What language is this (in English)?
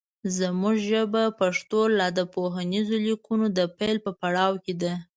Pashto